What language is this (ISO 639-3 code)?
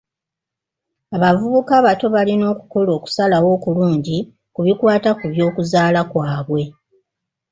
lug